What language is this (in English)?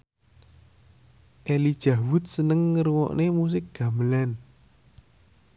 Javanese